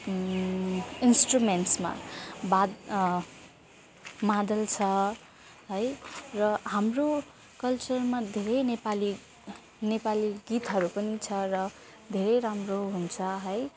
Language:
Nepali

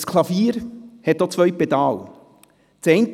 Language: Swiss German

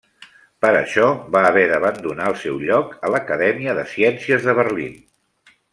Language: Catalan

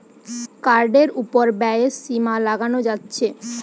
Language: Bangla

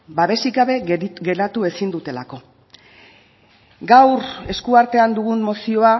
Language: Basque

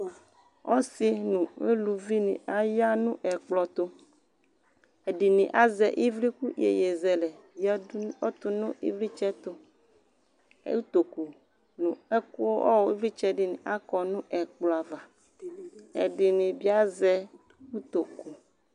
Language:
Ikposo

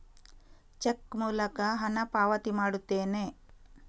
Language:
Kannada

